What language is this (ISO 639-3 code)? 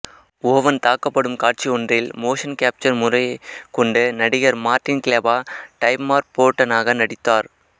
tam